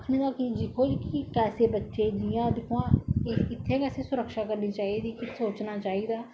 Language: Dogri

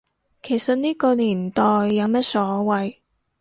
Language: Cantonese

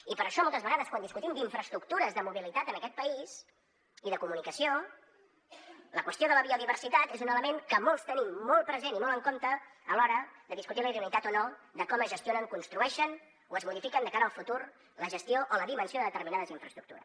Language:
Catalan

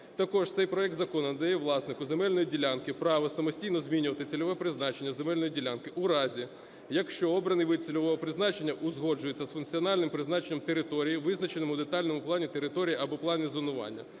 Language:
Ukrainian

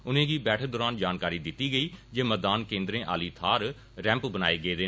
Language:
Dogri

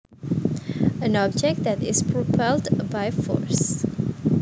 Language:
Javanese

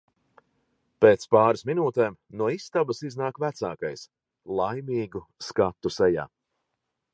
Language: Latvian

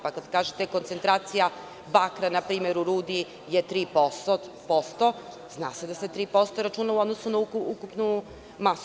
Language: Serbian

